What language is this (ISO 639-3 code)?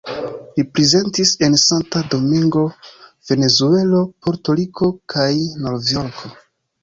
epo